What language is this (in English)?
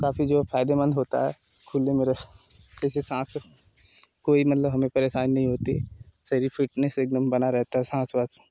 Hindi